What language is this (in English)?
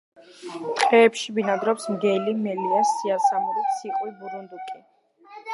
Georgian